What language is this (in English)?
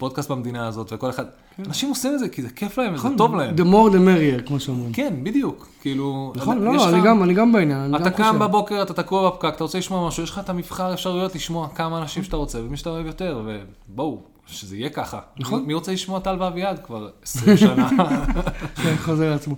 Hebrew